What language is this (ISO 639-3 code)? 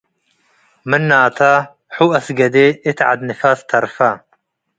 tig